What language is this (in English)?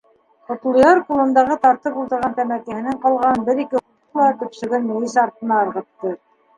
Bashkir